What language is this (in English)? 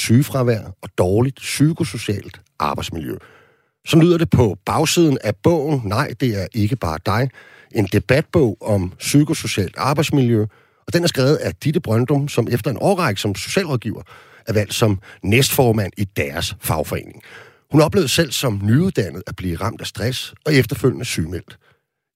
Danish